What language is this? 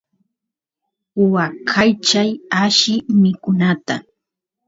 Santiago del Estero Quichua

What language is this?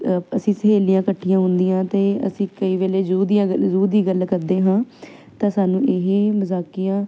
Punjabi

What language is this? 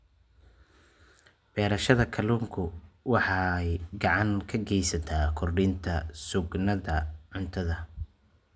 Somali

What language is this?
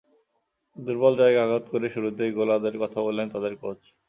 Bangla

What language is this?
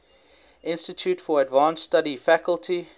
English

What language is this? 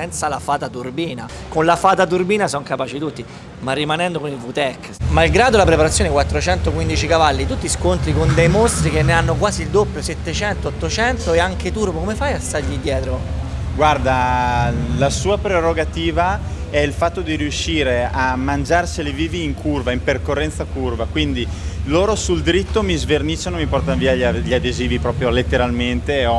Italian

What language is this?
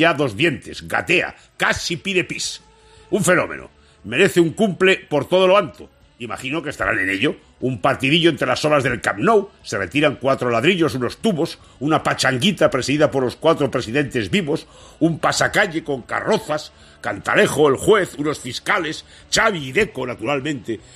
Spanish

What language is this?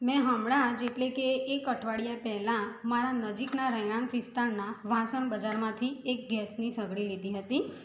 Gujarati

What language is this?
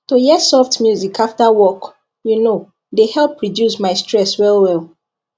Nigerian Pidgin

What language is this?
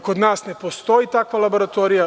Serbian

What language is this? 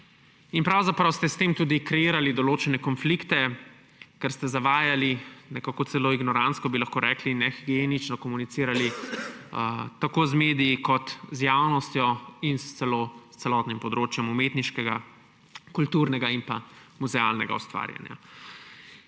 Slovenian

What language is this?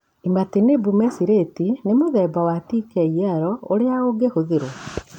Kikuyu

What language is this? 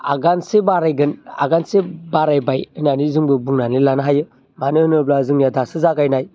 Bodo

